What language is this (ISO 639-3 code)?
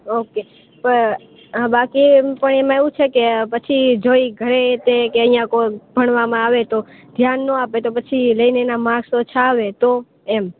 guj